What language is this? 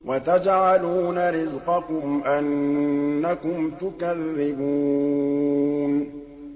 Arabic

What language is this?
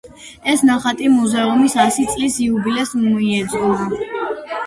Georgian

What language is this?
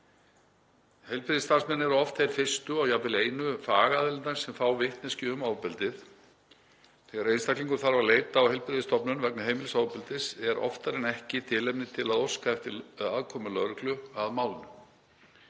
Icelandic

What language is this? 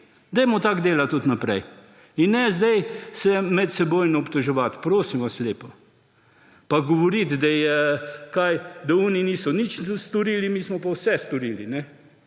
Slovenian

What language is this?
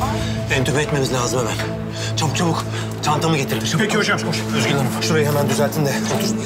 Turkish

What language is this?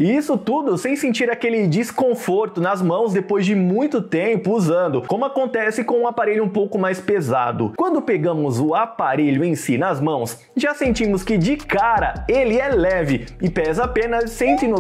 Portuguese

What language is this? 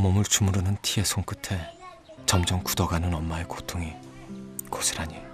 Korean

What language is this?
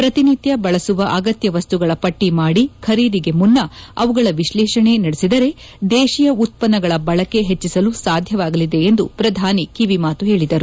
Kannada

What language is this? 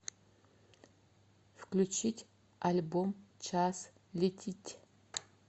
Russian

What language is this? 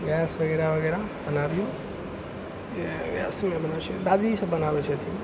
Maithili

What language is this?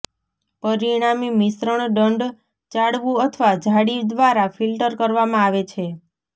Gujarati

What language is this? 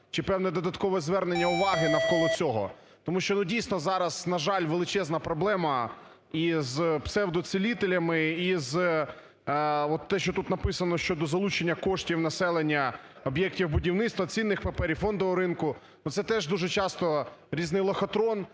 Ukrainian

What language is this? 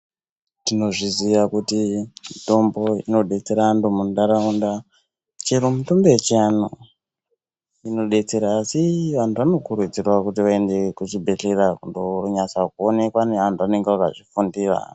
Ndau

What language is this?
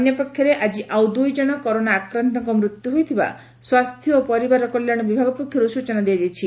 Odia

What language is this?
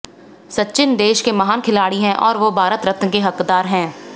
Hindi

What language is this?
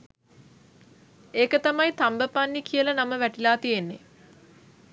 Sinhala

